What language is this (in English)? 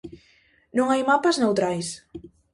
Galician